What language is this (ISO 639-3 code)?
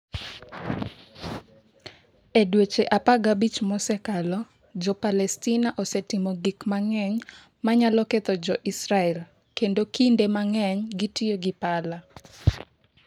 luo